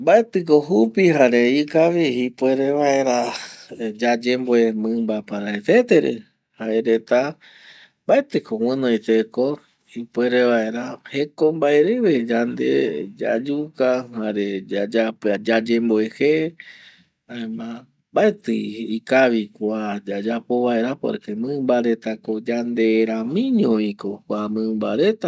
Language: Eastern Bolivian Guaraní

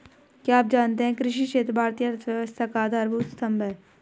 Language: Hindi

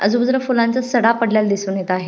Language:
Marathi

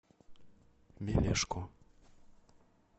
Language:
Russian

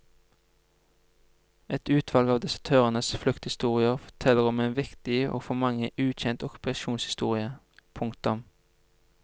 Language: Norwegian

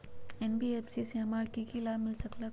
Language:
Magahi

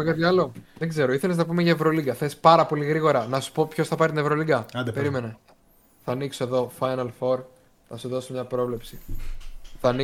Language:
Greek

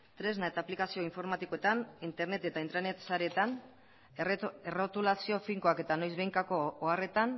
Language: Basque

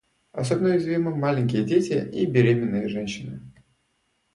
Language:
Russian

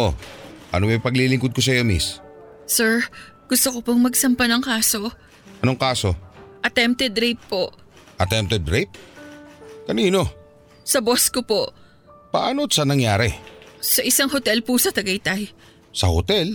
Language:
Filipino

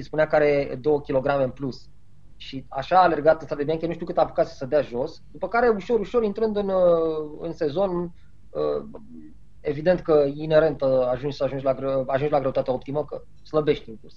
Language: Romanian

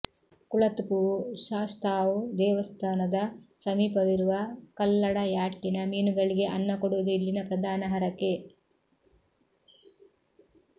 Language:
Kannada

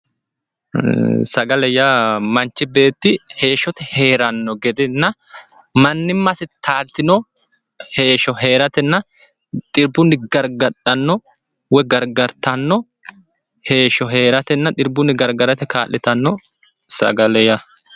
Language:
Sidamo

